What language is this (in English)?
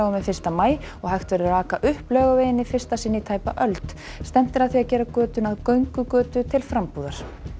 Icelandic